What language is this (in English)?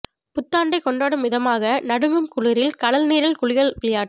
Tamil